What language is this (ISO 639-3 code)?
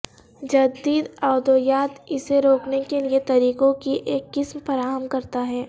urd